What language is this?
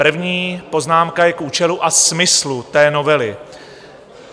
Czech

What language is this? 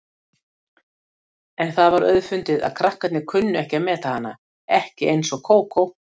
Icelandic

